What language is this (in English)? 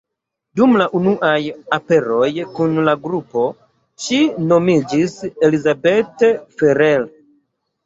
Esperanto